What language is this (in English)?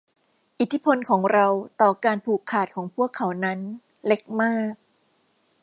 Thai